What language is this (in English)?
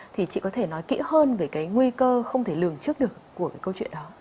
Vietnamese